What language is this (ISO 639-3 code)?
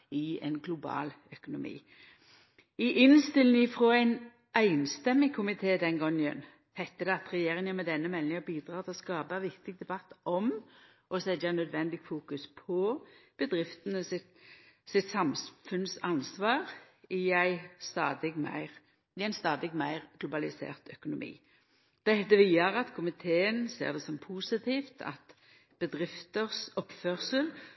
nno